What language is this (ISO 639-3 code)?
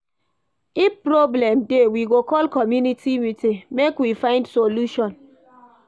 pcm